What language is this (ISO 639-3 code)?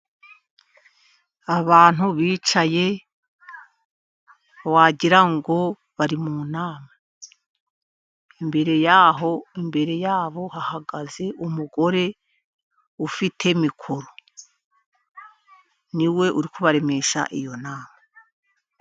kin